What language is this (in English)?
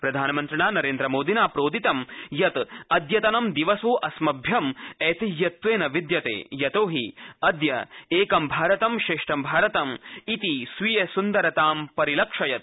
Sanskrit